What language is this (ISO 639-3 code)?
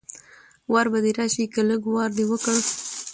pus